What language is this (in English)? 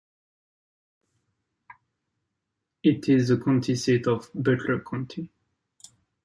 English